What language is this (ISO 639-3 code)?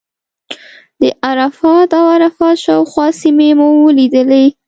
pus